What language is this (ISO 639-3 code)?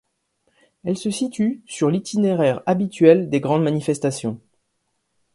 fra